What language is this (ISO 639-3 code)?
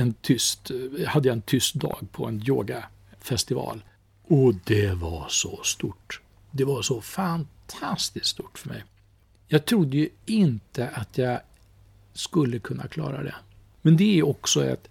swe